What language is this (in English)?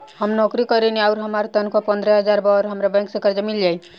Bhojpuri